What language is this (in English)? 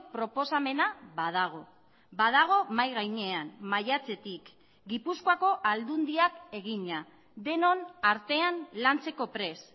Basque